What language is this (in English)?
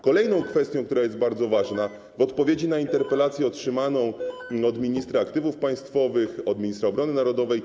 Polish